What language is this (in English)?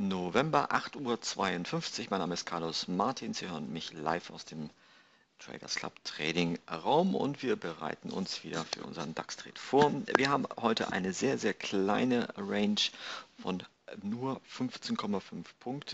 German